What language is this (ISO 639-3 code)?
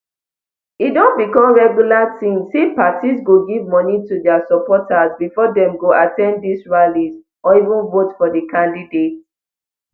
pcm